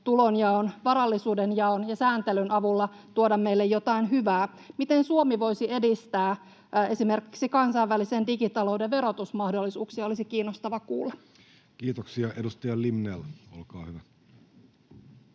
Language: Finnish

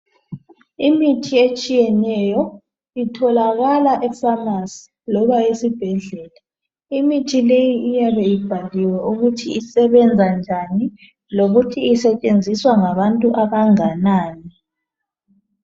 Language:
North Ndebele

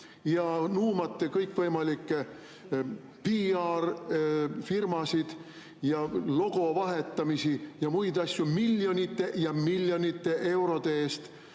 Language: Estonian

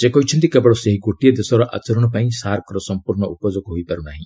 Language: Odia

